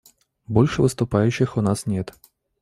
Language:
Russian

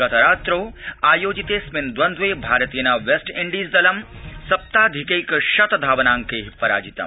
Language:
Sanskrit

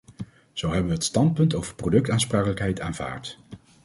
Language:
Dutch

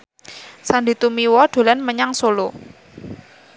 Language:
Javanese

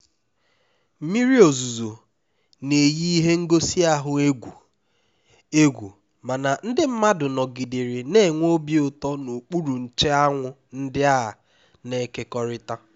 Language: Igbo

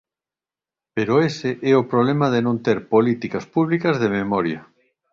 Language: Galician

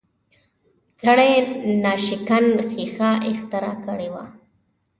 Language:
Pashto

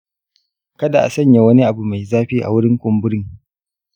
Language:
Hausa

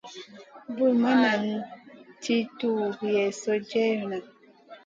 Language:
Masana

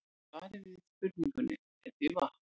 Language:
Icelandic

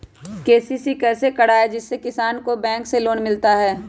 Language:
Magahi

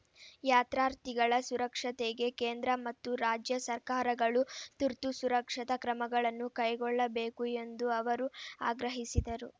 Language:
Kannada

